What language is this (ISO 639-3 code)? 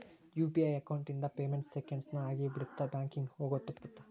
kan